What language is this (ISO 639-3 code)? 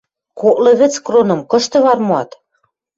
mrj